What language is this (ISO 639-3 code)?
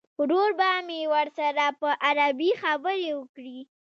pus